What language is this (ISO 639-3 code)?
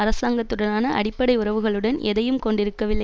tam